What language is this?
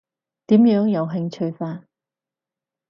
Cantonese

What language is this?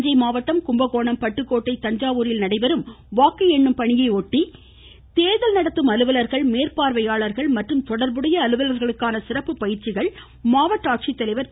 Tamil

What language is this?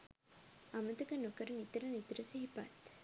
Sinhala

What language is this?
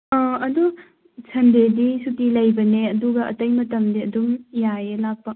Manipuri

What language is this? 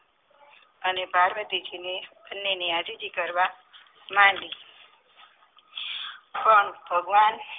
Gujarati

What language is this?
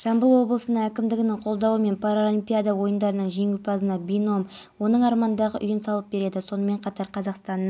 Kazakh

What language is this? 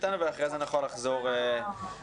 Hebrew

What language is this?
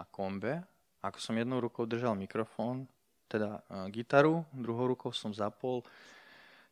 Slovak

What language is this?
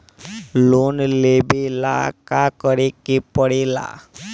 Bhojpuri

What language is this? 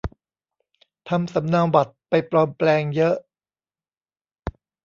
Thai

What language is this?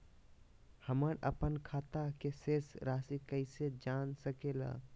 Magahi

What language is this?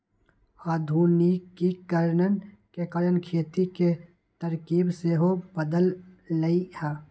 Magahi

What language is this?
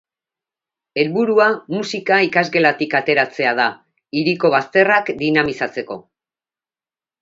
Basque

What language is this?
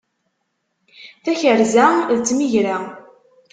Kabyle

